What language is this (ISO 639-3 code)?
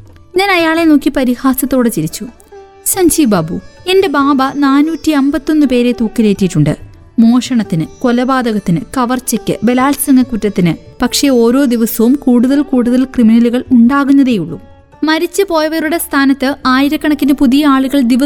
mal